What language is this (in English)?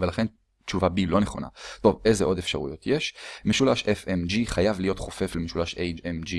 Hebrew